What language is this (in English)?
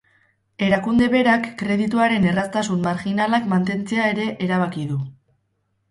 Basque